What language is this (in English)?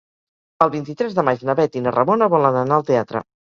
Catalan